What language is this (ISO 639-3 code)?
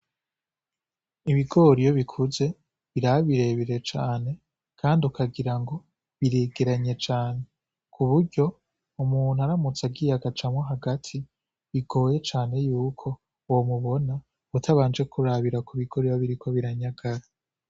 run